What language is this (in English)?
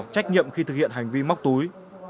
Vietnamese